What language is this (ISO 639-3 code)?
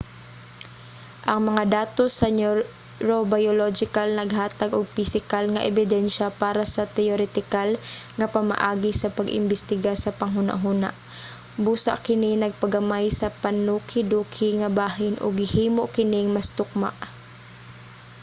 ceb